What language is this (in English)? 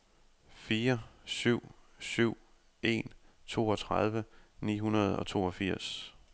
Danish